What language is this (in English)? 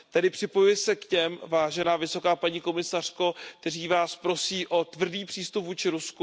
Czech